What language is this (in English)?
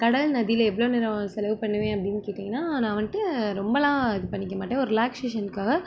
Tamil